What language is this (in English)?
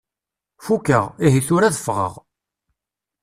Kabyle